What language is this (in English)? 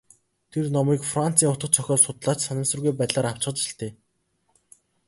Mongolian